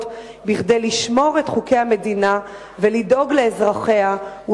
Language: Hebrew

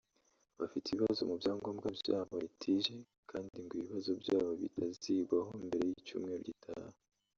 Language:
Kinyarwanda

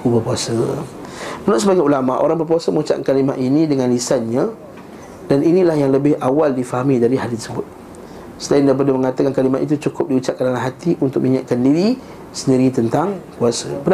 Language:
Malay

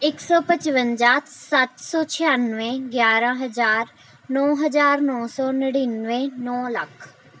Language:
Punjabi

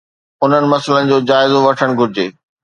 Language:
Sindhi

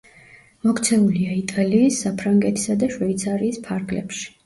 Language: Georgian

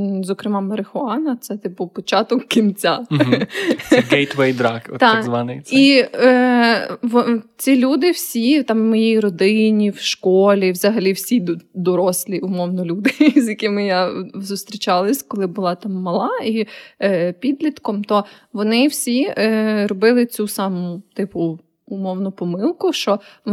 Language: Ukrainian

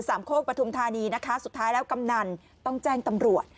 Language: Thai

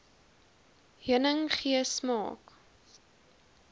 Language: Afrikaans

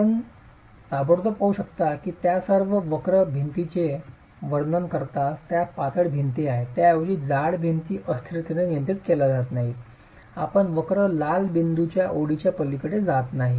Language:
Marathi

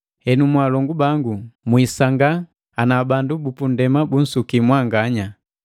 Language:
Matengo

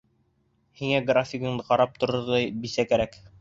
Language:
Bashkir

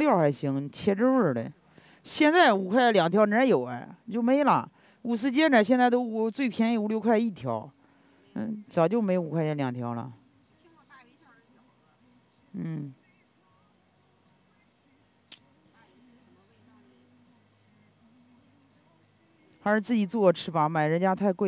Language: Chinese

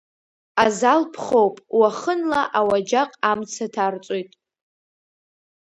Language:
Abkhazian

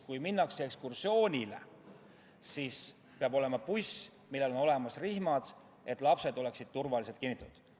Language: Estonian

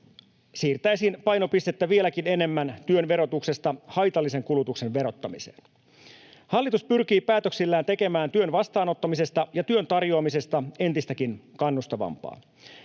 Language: Finnish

